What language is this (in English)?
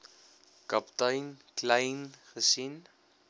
Afrikaans